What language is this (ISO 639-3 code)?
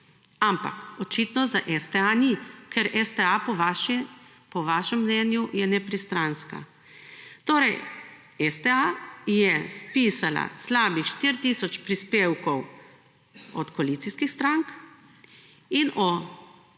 slv